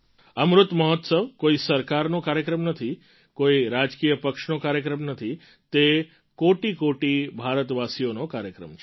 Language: Gujarati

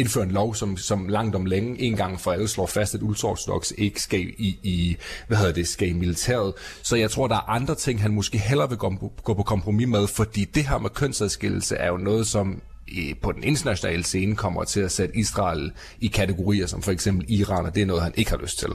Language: Danish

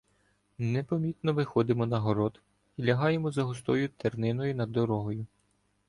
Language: Ukrainian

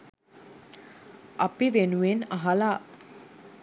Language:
Sinhala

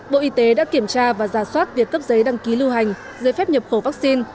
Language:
Vietnamese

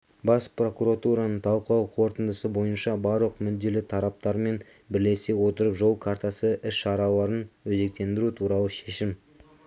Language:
Kazakh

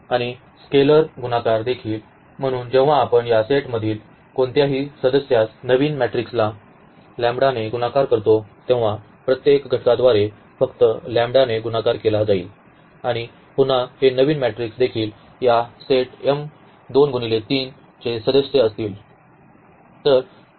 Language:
Marathi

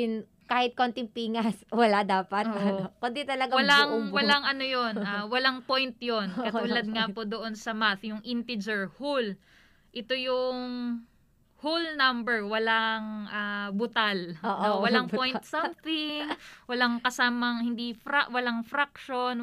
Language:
Filipino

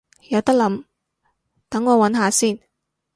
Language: Cantonese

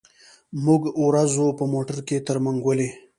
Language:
Pashto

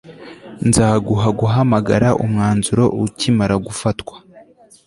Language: Kinyarwanda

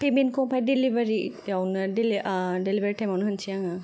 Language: Bodo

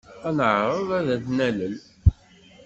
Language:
Kabyle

